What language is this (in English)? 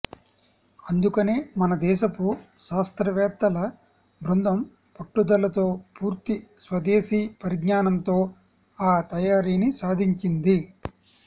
Telugu